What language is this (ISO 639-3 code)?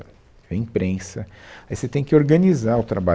por